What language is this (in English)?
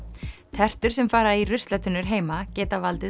Icelandic